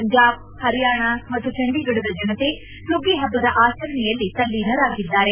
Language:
Kannada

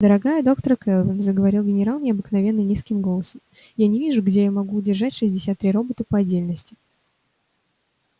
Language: Russian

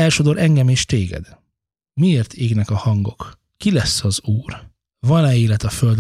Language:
Hungarian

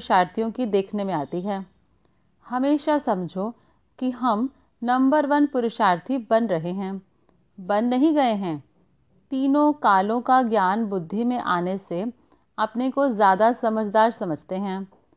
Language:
Hindi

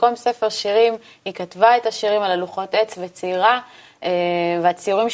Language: Hebrew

